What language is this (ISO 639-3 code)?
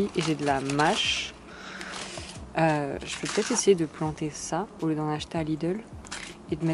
fra